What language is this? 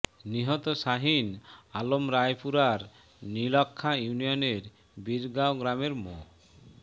Bangla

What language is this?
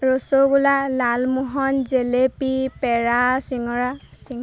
Assamese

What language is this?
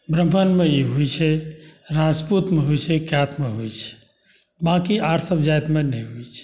Maithili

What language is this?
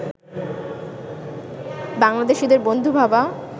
Bangla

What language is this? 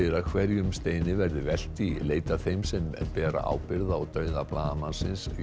Icelandic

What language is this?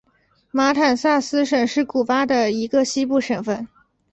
Chinese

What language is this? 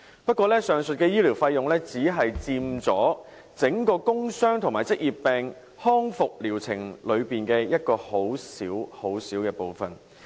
Cantonese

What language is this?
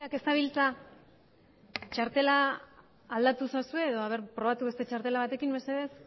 Basque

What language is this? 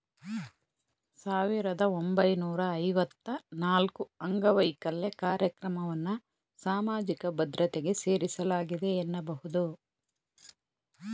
Kannada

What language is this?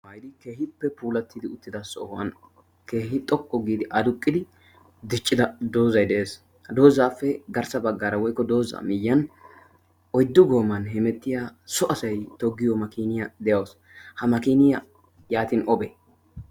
Wolaytta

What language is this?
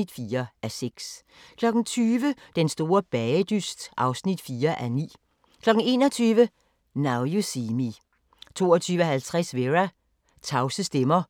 Danish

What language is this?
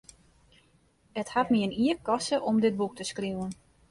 Western Frisian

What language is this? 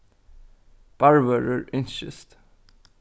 Faroese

